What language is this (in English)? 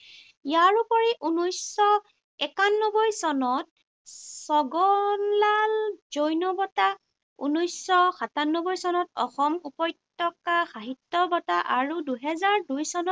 Assamese